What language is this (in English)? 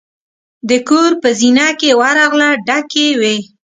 Pashto